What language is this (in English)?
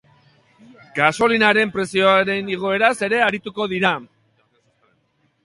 Basque